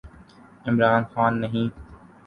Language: Urdu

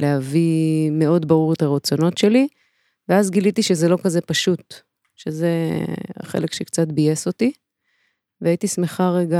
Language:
Hebrew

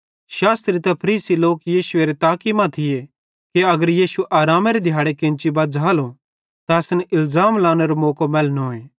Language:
Bhadrawahi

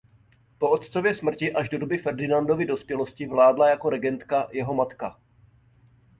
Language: Czech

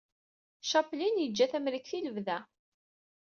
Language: Kabyle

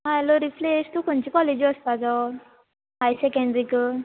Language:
Konkani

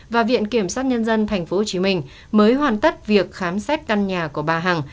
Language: Vietnamese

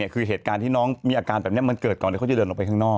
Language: Thai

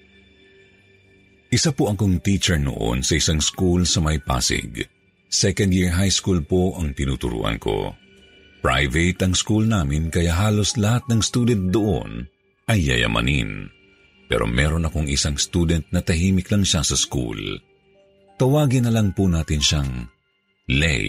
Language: Filipino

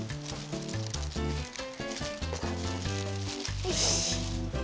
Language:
Japanese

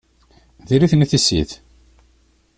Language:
Kabyle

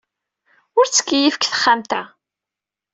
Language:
Kabyle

